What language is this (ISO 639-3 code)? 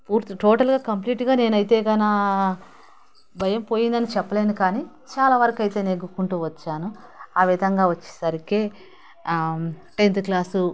tel